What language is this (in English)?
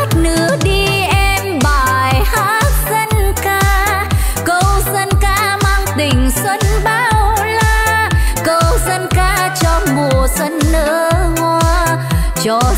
Vietnamese